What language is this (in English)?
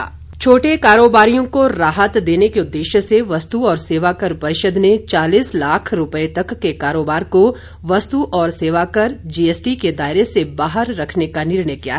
Hindi